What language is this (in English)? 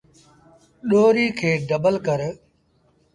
Sindhi Bhil